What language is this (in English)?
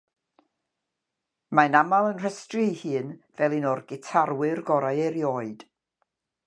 Welsh